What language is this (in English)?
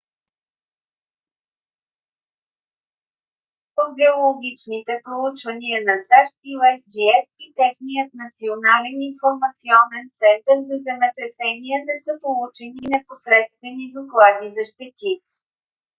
Bulgarian